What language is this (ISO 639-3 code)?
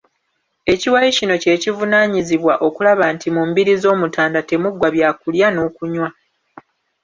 lug